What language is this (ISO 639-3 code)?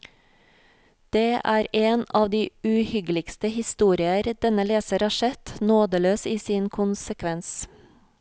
nor